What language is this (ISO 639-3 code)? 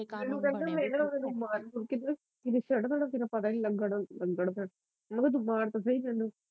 pan